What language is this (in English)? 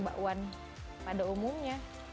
Indonesian